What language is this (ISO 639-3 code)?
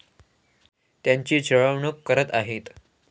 mar